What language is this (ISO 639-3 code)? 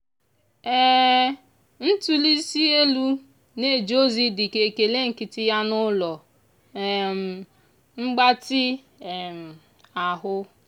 ibo